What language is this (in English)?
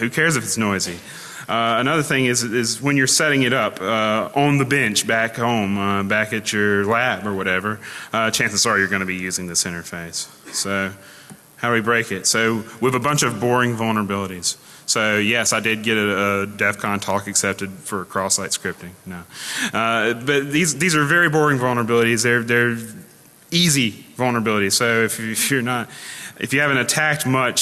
English